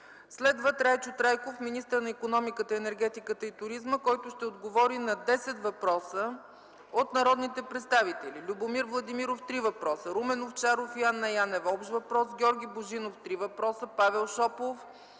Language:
Bulgarian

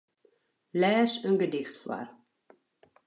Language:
Western Frisian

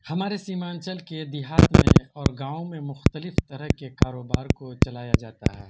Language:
Urdu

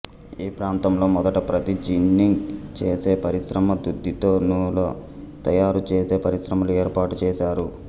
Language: Telugu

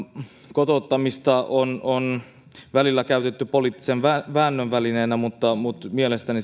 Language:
Finnish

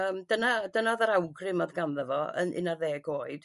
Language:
Welsh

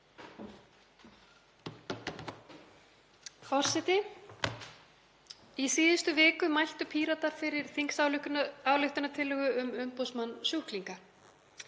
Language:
Icelandic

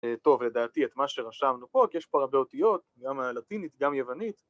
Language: Hebrew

